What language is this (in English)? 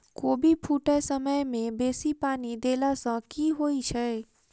Maithili